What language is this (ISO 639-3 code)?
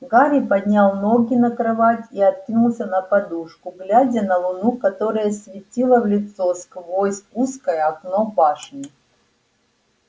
rus